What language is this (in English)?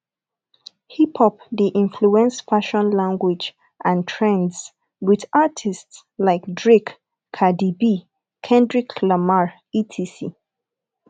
Nigerian Pidgin